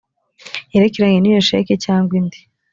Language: Kinyarwanda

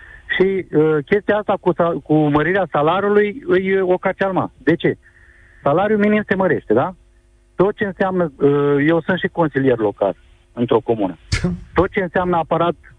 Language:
Romanian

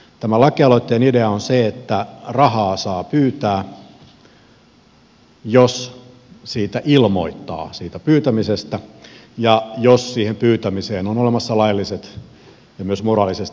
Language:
Finnish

